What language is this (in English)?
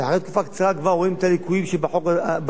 Hebrew